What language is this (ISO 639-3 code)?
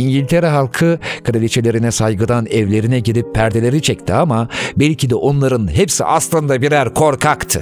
tur